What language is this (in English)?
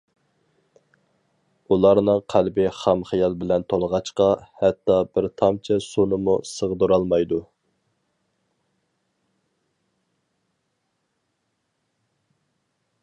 Uyghur